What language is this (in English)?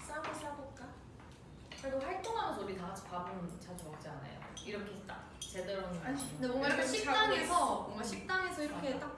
Korean